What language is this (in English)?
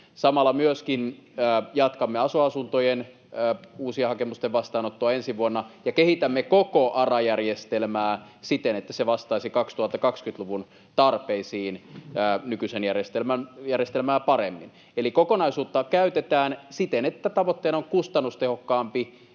Finnish